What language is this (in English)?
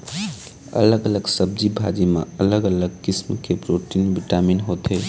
Chhattisgarhi